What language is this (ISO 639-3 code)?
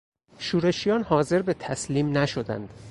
fas